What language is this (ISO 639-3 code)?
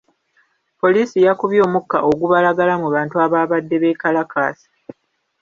lug